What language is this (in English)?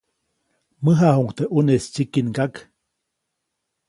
Copainalá Zoque